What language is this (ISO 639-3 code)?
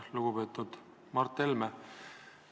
est